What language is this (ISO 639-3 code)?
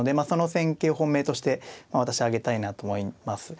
jpn